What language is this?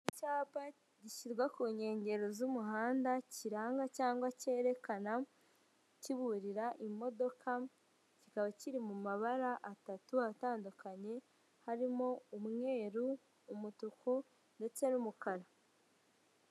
Kinyarwanda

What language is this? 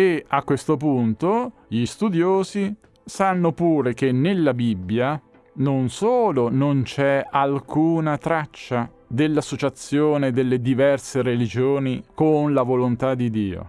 Italian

